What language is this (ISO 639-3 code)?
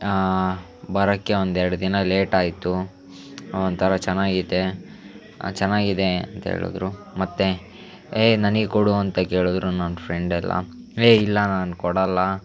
kan